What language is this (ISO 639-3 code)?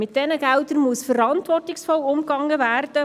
gsw